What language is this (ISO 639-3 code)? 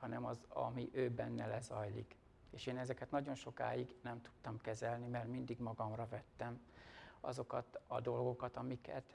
hun